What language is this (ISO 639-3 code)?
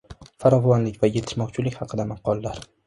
uzb